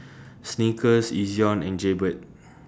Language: English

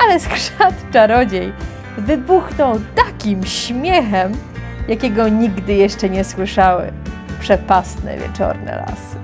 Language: Polish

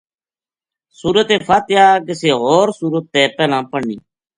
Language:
Gujari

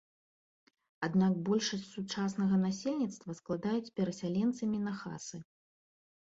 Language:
Belarusian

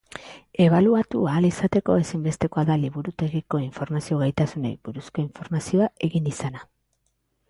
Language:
Basque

